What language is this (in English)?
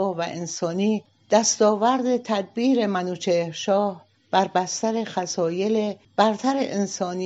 Persian